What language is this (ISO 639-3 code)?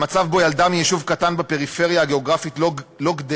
heb